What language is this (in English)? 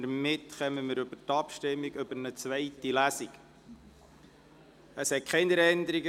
Swiss German